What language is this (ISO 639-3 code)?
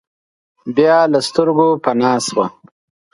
pus